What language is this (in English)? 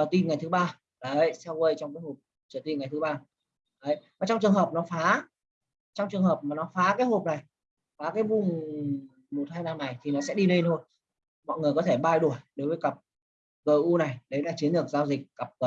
Vietnamese